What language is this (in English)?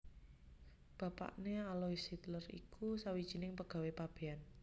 Javanese